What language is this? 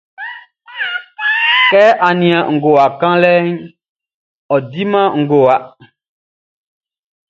Baoulé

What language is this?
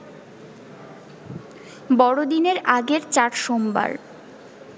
Bangla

